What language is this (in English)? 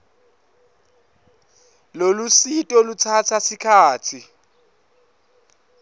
Swati